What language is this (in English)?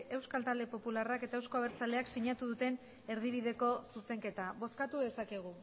Basque